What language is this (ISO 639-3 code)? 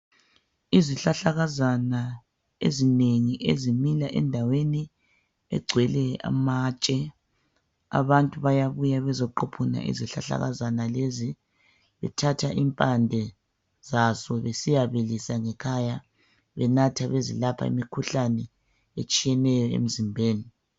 nde